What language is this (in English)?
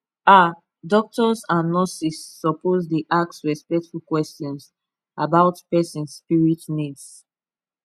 Nigerian Pidgin